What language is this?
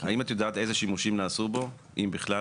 Hebrew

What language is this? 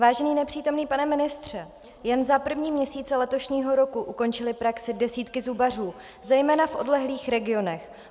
Czech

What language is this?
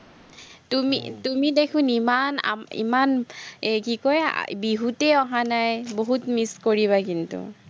Assamese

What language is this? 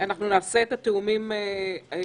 Hebrew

